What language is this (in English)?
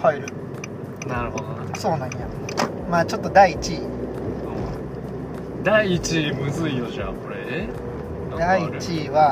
Japanese